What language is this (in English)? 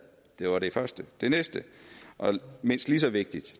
Danish